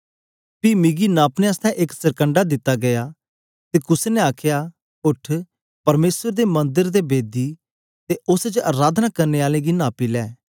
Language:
Dogri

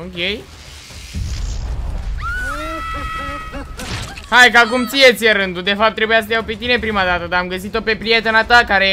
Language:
Romanian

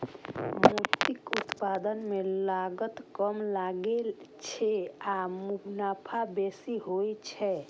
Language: Maithili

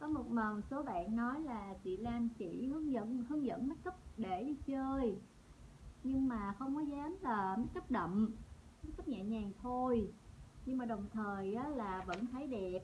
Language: Vietnamese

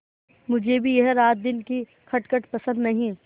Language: Hindi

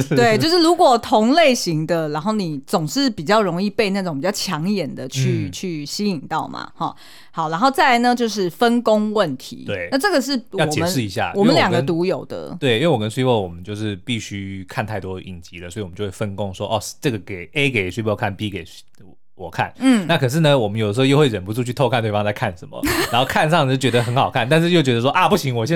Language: Chinese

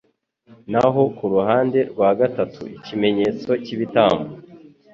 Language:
Kinyarwanda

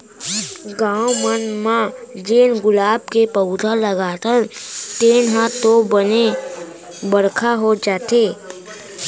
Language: Chhattisgarhi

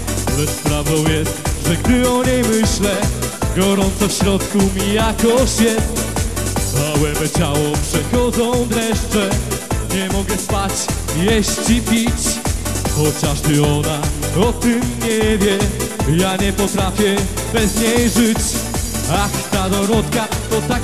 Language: Polish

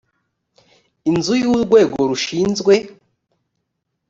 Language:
Kinyarwanda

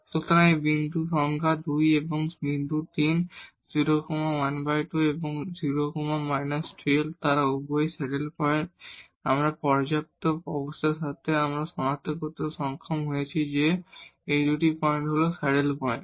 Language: Bangla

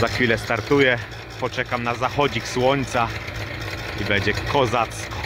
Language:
Polish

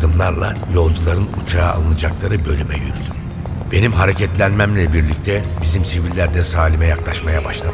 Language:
Turkish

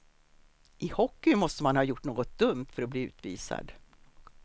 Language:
Swedish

